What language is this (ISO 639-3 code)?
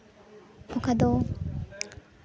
sat